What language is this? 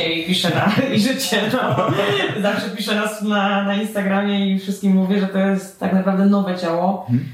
Polish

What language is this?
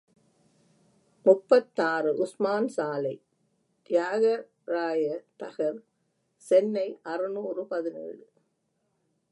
Tamil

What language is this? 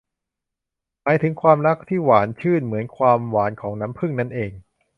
Thai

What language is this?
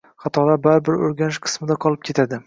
Uzbek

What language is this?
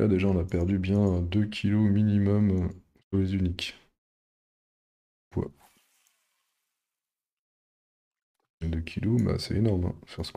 French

